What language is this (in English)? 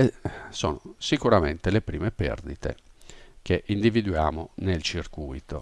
Italian